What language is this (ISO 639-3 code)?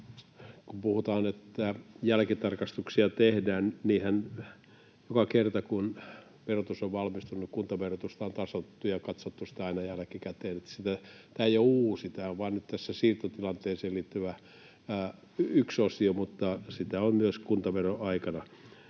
fin